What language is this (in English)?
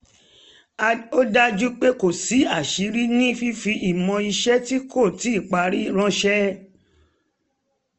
Yoruba